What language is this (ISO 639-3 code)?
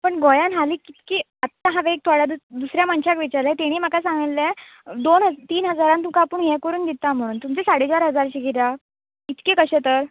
kok